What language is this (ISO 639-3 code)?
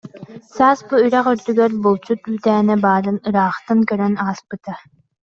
sah